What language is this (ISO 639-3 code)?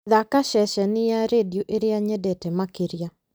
kik